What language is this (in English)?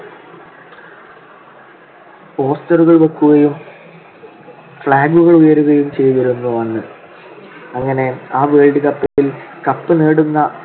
Malayalam